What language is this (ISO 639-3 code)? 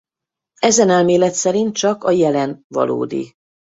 hun